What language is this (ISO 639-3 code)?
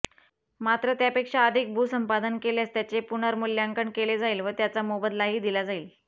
mar